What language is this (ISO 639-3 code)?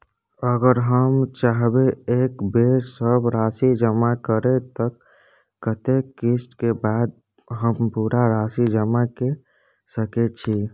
mai